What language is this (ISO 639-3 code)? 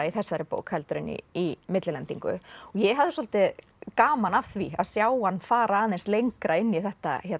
isl